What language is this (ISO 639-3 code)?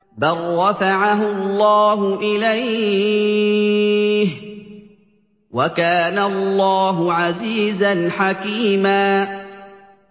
ara